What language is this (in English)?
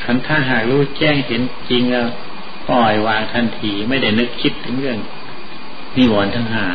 Thai